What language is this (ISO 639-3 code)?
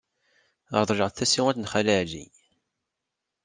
kab